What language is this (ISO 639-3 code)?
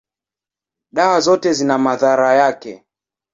swa